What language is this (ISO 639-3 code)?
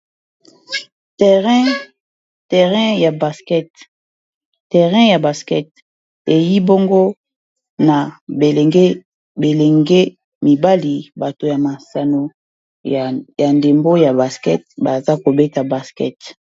lin